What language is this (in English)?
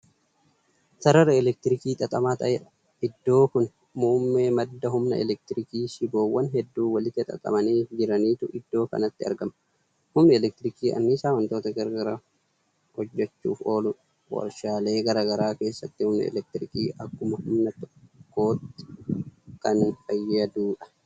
Oromo